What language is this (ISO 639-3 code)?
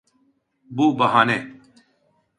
tur